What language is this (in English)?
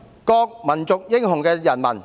Cantonese